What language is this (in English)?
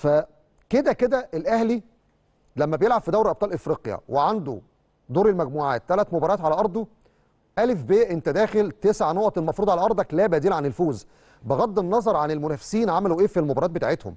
Arabic